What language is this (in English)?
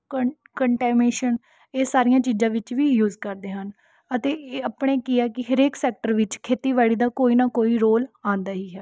Punjabi